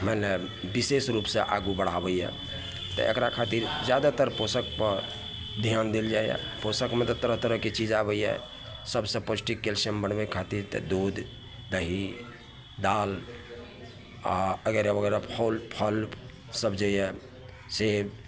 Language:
Maithili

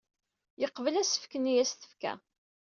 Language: Kabyle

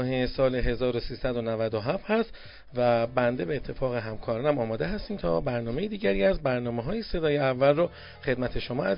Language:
Persian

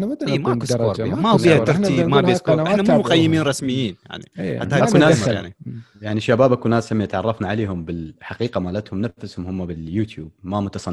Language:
Arabic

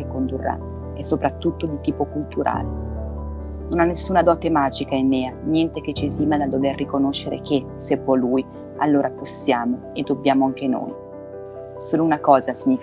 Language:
Italian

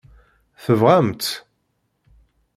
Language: Kabyle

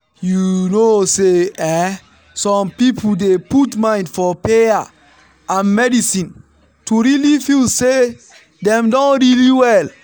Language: Nigerian Pidgin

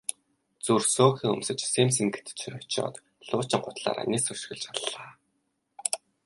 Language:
Mongolian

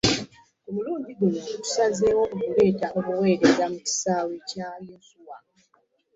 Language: Ganda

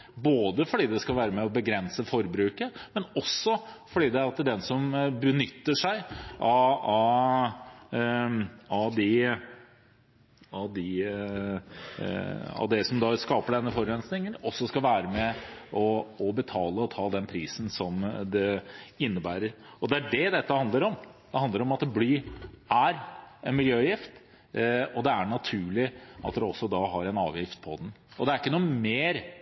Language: Norwegian Bokmål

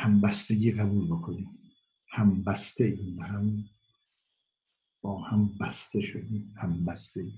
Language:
Persian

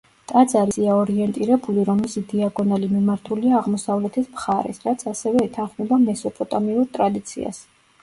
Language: Georgian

